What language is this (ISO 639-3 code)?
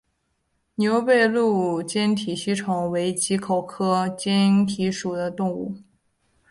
zho